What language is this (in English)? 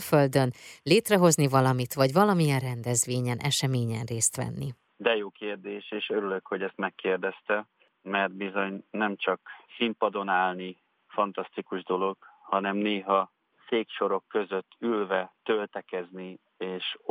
Hungarian